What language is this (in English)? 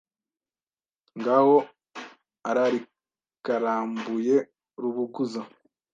Kinyarwanda